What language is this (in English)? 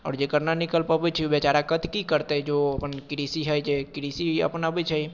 Maithili